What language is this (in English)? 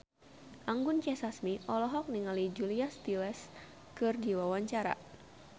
Sundanese